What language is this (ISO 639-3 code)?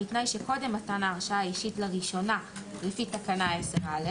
heb